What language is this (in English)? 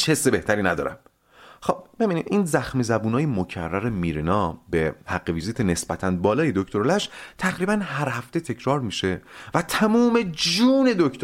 Persian